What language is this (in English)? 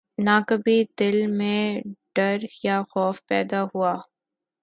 Urdu